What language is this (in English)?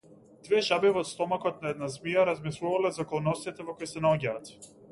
Macedonian